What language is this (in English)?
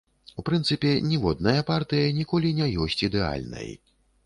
Belarusian